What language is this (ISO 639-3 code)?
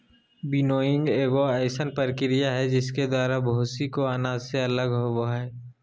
mag